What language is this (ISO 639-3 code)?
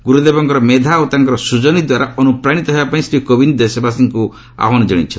ori